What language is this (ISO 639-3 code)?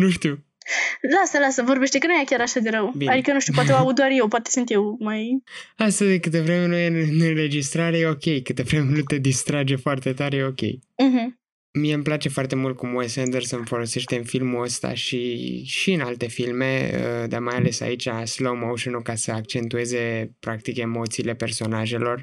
ron